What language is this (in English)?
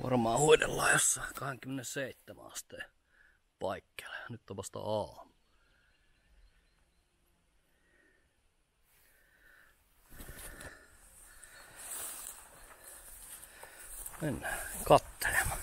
Finnish